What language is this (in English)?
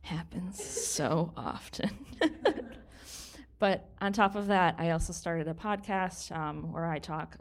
English